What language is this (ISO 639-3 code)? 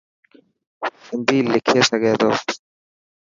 mki